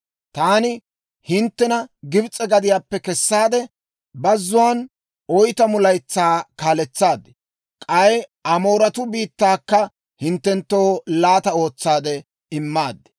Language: Dawro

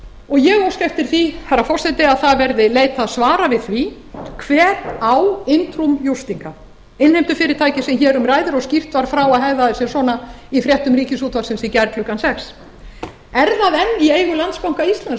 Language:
Icelandic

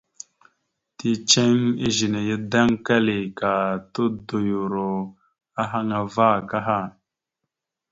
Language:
Mada (Cameroon)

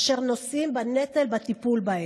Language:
Hebrew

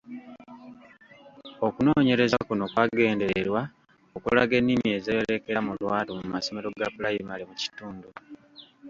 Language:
Ganda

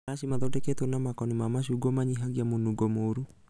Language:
Kikuyu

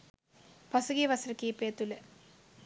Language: Sinhala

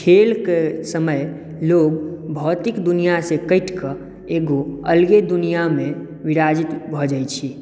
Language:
Maithili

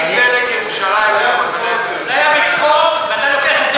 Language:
Hebrew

